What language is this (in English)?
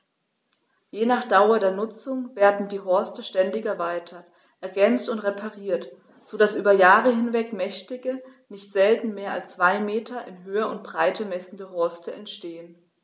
German